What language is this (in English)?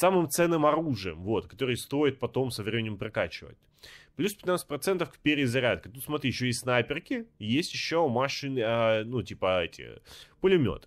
Russian